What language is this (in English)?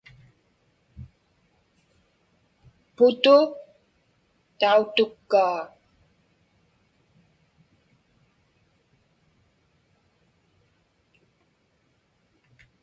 Inupiaq